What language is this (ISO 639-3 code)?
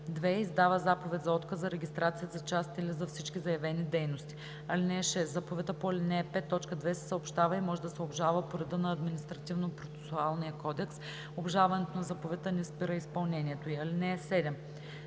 bul